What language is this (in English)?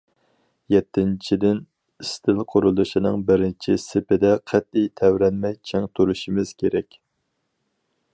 Uyghur